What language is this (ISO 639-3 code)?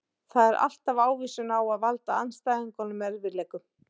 isl